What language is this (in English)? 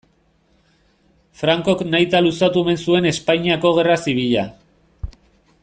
Basque